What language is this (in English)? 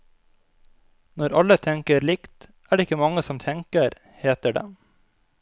Norwegian